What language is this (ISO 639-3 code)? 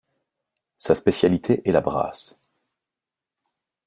fra